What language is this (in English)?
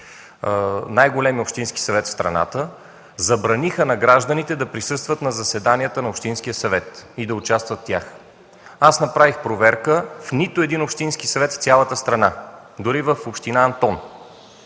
Bulgarian